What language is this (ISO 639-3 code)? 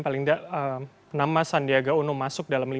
ind